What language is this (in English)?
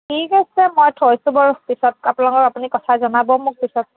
Assamese